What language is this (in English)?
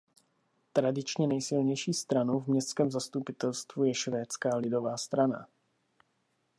Czech